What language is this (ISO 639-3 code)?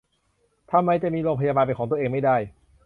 tha